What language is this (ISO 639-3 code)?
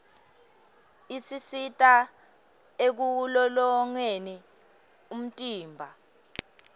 ssw